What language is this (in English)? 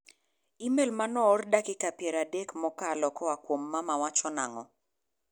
Luo (Kenya and Tanzania)